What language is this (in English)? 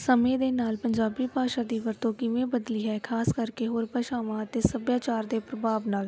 Punjabi